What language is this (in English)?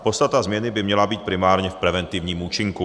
Czech